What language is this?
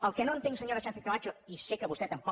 Catalan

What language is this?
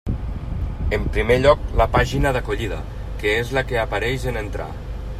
Catalan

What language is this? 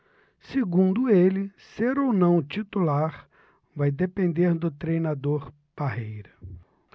Portuguese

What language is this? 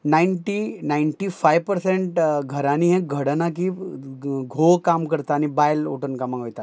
Konkani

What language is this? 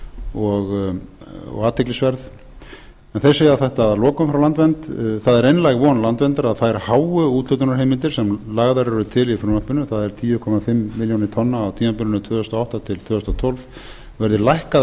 Icelandic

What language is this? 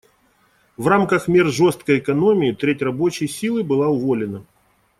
Russian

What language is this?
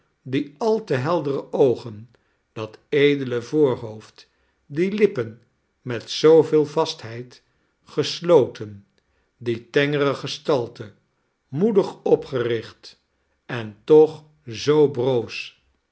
Dutch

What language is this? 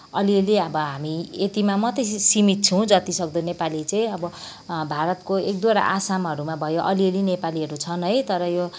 Nepali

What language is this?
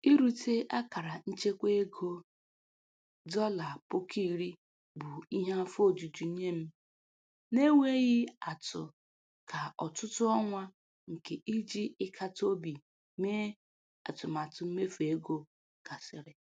Igbo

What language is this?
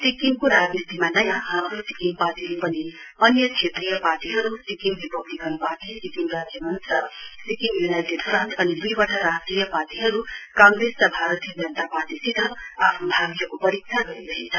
Nepali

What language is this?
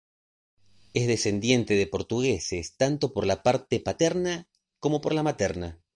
Spanish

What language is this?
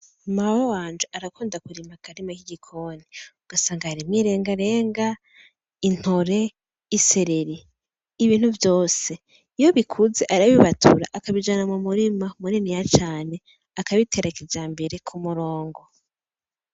Rundi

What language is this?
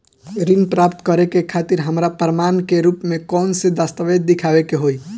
Bhojpuri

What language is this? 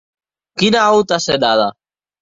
Occitan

